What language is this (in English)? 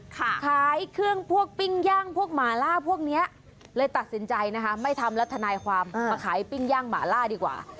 Thai